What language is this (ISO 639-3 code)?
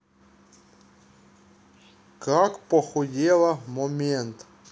rus